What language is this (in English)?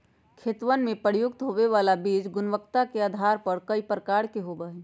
Magahi